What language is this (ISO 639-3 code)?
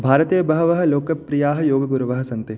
san